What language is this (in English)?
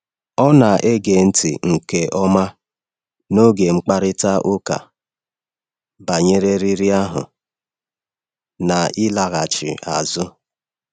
Igbo